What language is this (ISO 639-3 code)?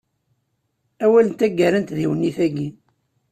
kab